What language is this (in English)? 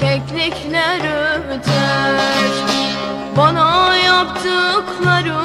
Turkish